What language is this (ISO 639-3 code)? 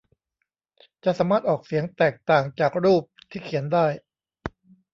tha